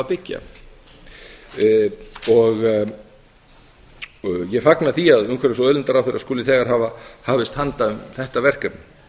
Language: Icelandic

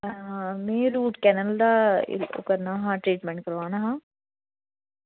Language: Dogri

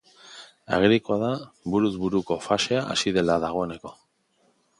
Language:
Basque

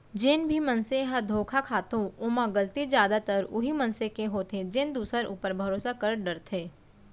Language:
Chhattisgarhi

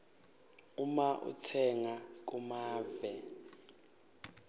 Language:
Swati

